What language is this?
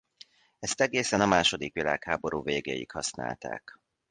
Hungarian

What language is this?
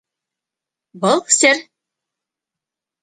Bashkir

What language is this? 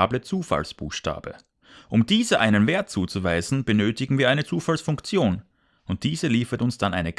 German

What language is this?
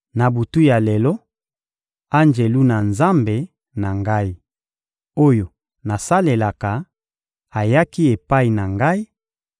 Lingala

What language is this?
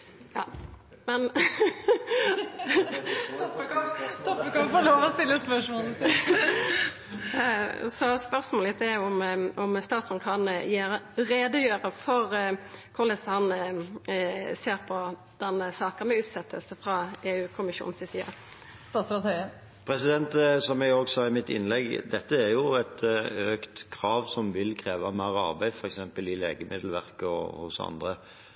Norwegian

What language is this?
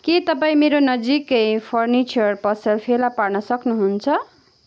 Nepali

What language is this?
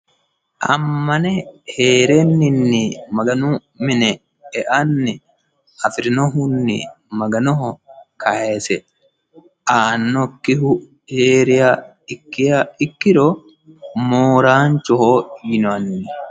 Sidamo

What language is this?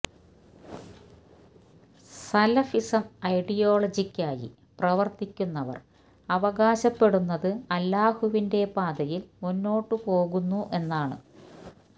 Malayalam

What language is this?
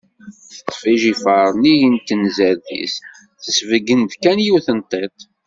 Kabyle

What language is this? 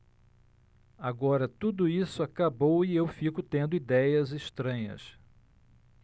Portuguese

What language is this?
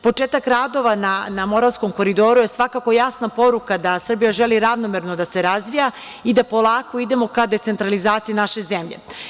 Serbian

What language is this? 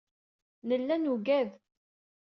Kabyle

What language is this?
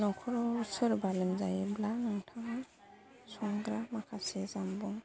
Bodo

